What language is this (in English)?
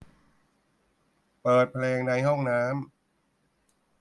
Thai